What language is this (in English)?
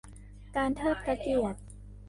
Thai